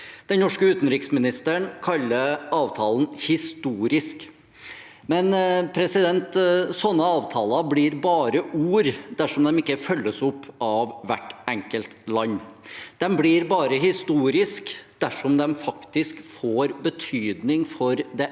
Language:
Norwegian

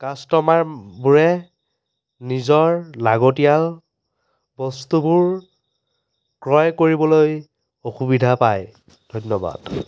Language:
Assamese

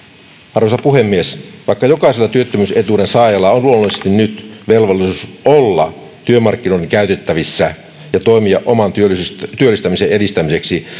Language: Finnish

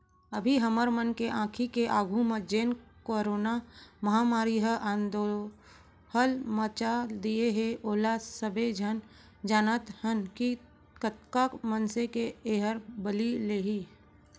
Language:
Chhattisgarhi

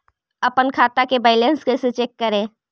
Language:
Magahi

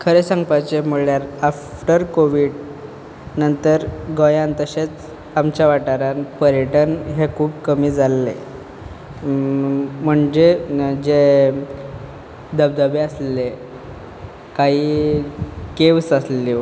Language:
Konkani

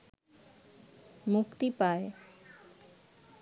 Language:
Bangla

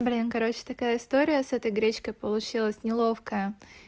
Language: Russian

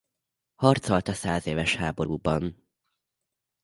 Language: Hungarian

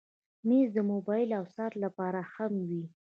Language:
Pashto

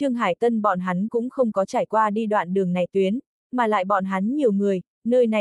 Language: Vietnamese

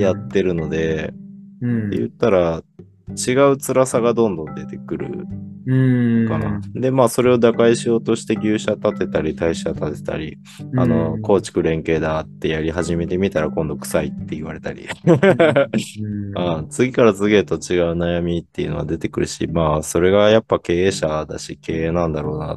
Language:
Japanese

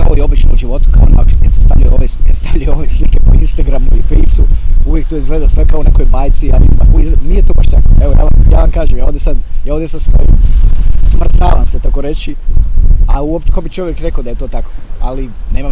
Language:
Croatian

